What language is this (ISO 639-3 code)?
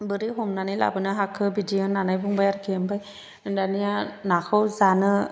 brx